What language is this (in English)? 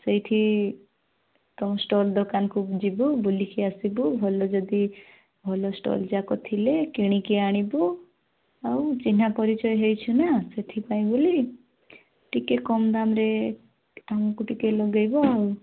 Odia